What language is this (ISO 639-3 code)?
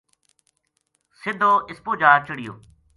gju